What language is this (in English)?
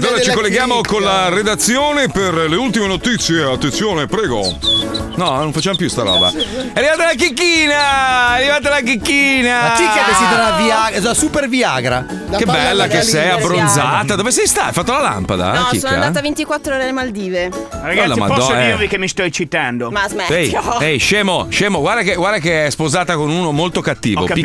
Italian